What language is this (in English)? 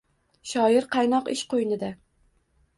Uzbek